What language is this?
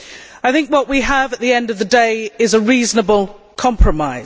English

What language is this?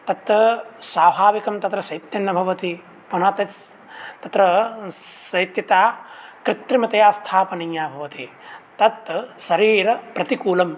Sanskrit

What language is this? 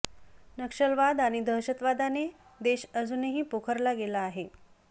Marathi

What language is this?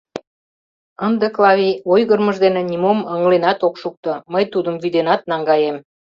Mari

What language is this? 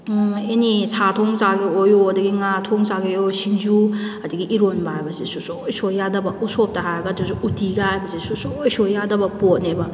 Manipuri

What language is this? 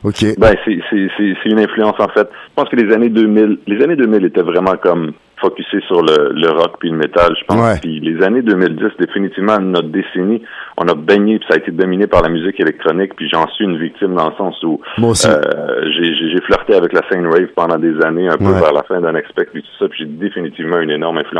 French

